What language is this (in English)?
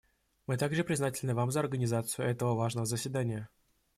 Russian